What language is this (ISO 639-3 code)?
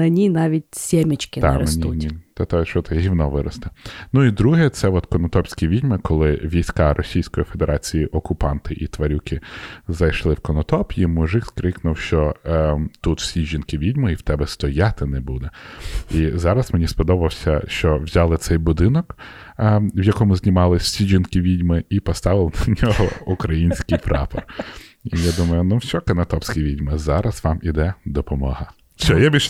ukr